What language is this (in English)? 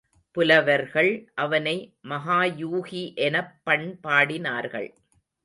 Tamil